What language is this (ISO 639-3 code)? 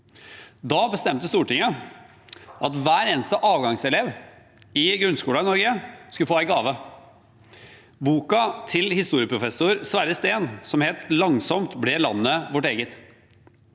nor